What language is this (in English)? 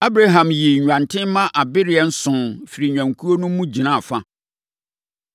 Akan